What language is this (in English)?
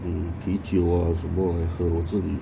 English